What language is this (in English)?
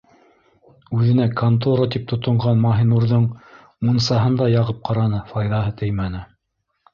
Bashkir